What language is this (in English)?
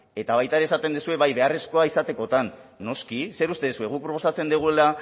Basque